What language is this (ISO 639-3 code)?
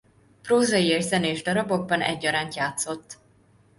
hun